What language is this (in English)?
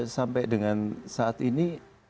Indonesian